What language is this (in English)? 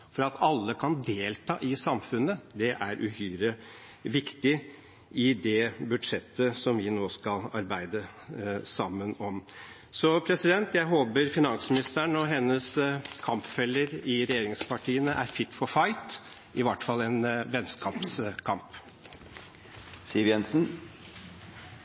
Norwegian Bokmål